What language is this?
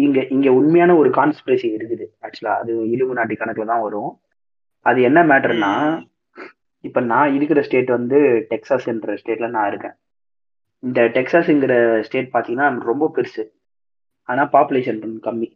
Tamil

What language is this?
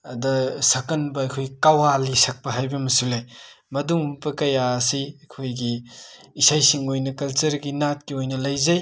Manipuri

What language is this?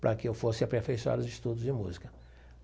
Portuguese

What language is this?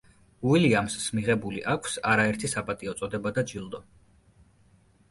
Georgian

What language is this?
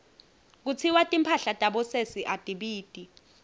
Swati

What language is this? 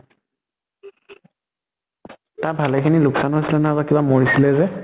Assamese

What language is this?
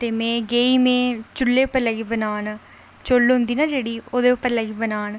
Dogri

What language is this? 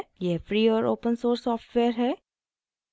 Hindi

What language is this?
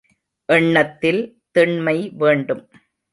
Tamil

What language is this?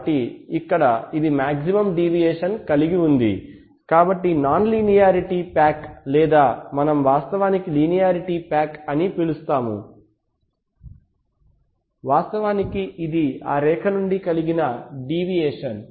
Telugu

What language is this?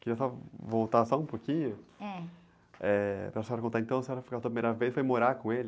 Portuguese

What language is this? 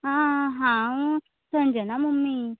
Konkani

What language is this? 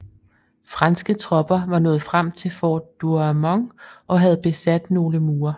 Danish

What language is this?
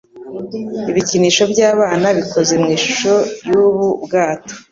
Kinyarwanda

